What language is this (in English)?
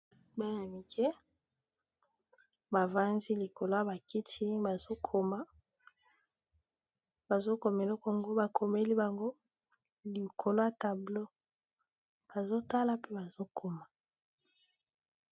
Lingala